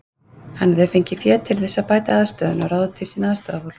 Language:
Icelandic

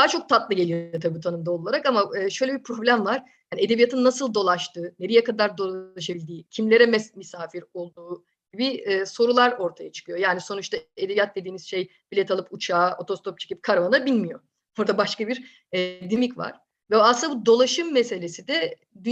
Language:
Turkish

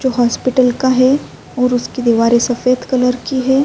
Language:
Urdu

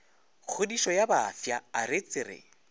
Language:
Northern Sotho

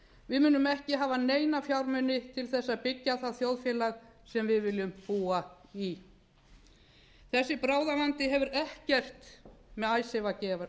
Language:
Icelandic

